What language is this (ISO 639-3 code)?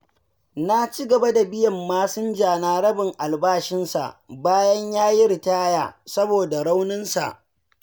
hau